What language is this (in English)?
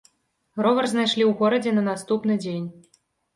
Belarusian